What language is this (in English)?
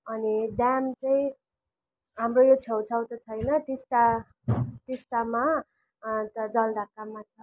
Nepali